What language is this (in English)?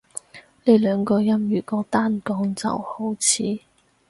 Cantonese